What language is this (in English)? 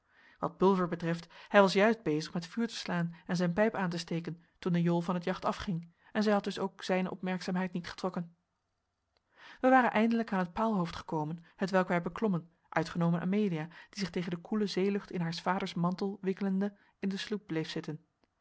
Dutch